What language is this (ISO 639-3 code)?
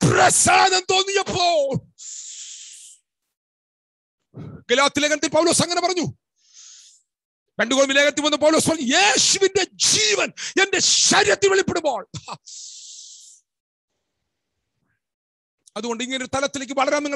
tur